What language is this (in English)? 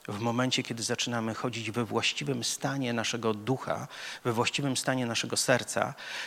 Polish